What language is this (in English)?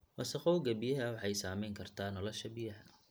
Somali